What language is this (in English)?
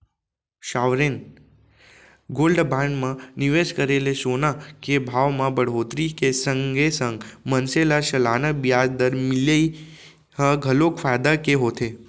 Chhattisgarhi